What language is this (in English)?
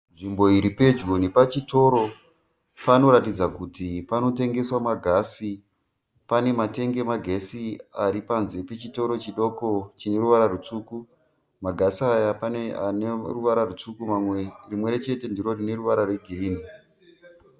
Shona